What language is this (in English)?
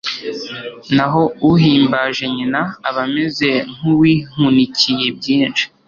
Kinyarwanda